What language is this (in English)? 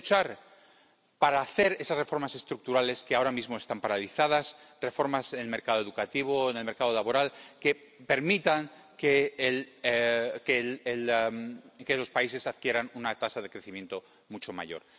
Spanish